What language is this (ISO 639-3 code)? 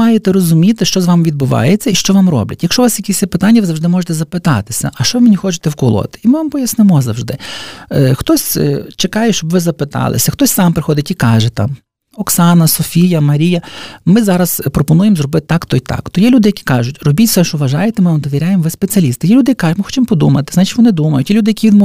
ukr